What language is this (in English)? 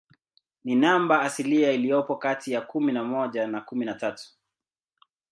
Swahili